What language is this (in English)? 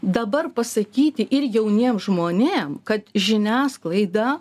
Lithuanian